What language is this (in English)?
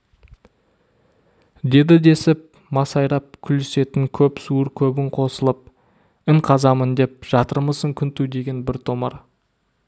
Kazakh